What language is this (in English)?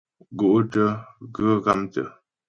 Ghomala